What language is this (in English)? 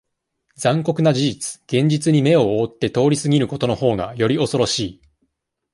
Japanese